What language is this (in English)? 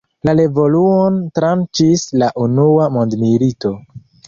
Esperanto